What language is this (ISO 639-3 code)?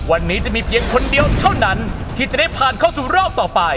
tha